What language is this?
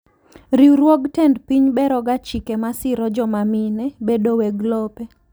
Luo (Kenya and Tanzania)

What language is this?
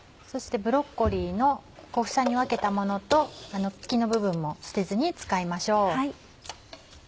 Japanese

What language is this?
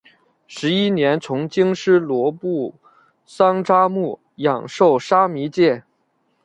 Chinese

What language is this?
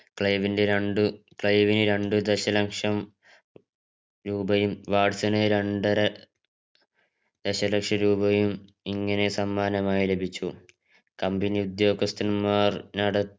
Malayalam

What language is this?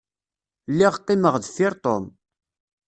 Kabyle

